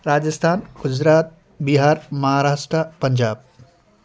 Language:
Nepali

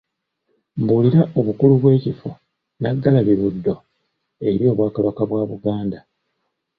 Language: Ganda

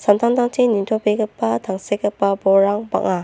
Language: Garo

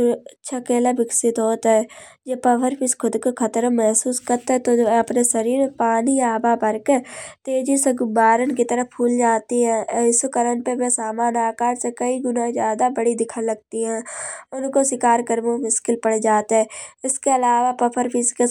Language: Kanauji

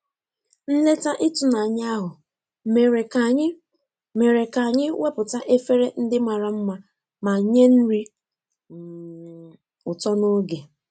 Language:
Igbo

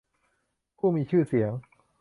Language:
Thai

